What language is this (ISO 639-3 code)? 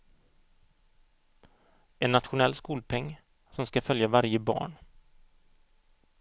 swe